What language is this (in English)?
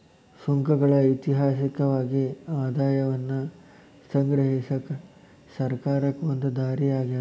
Kannada